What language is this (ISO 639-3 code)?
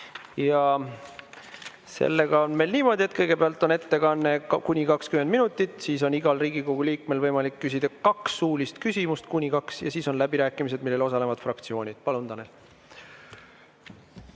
est